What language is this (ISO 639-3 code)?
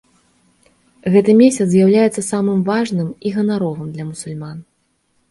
bel